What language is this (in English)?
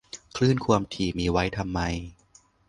Thai